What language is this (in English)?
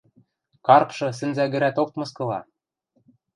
Western Mari